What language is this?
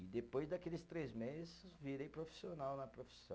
Portuguese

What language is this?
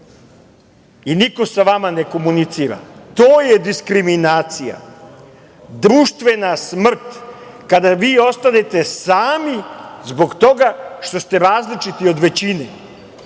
Serbian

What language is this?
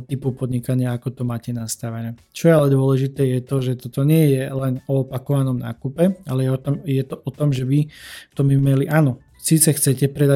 Slovak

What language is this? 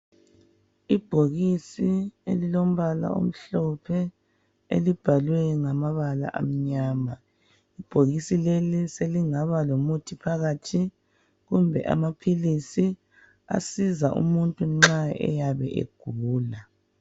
North Ndebele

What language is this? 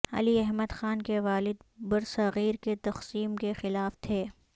Urdu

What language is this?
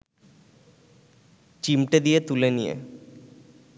Bangla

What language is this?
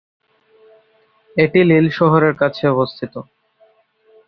Bangla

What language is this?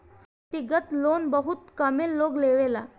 Bhojpuri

